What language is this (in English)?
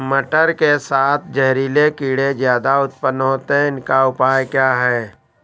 Hindi